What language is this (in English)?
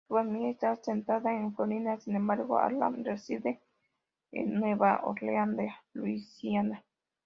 Spanish